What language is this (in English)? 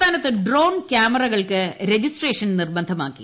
Malayalam